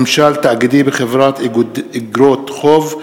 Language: Hebrew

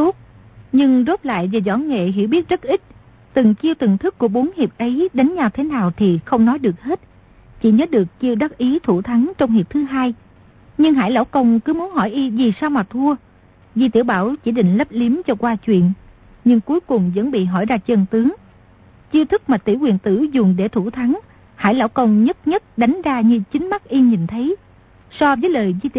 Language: Vietnamese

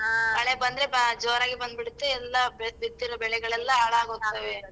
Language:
Kannada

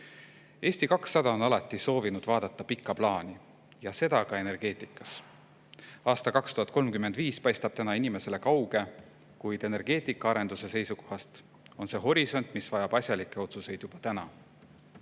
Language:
Estonian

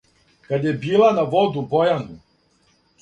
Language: Serbian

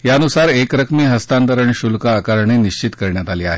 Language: Marathi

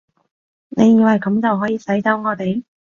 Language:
Cantonese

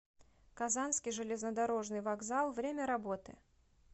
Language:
Russian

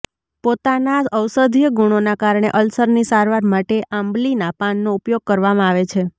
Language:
Gujarati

